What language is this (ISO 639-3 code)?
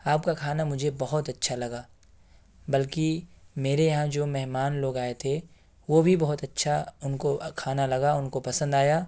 urd